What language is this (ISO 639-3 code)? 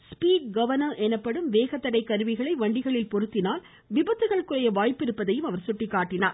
tam